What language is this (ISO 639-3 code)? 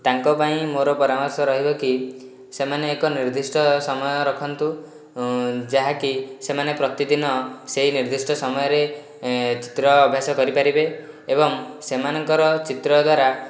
ori